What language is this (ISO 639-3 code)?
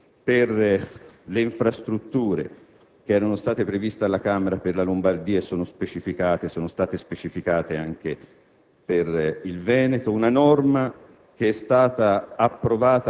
ita